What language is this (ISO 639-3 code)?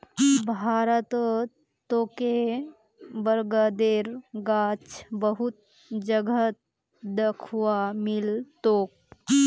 mag